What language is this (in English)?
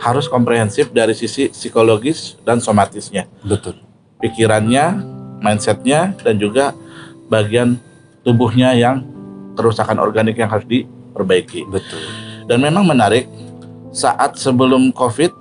Indonesian